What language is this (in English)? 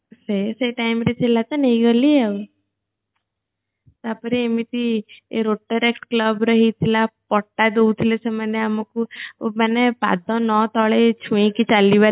Odia